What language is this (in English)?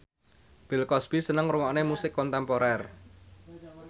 Javanese